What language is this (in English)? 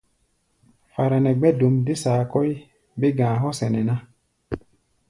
Gbaya